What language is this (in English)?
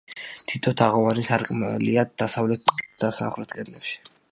Georgian